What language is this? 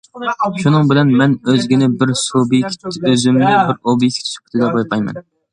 Uyghur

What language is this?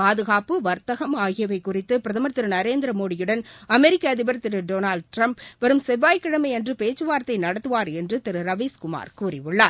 Tamil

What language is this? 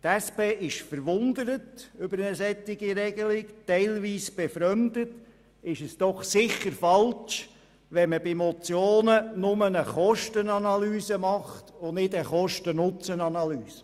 Swiss German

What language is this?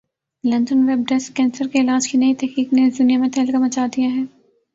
Urdu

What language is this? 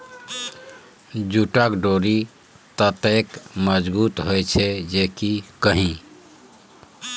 Maithili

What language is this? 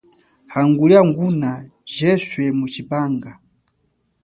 Chokwe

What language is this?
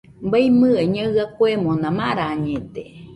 Nüpode Huitoto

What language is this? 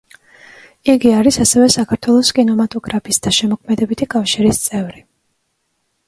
Georgian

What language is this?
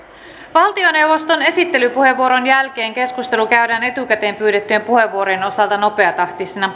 Finnish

